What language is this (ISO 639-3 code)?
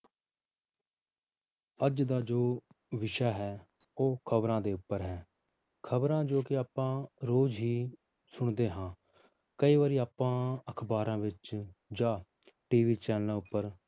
pan